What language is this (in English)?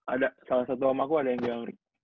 Indonesian